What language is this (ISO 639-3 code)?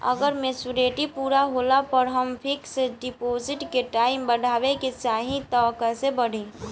bho